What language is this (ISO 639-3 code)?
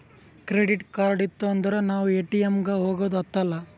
kan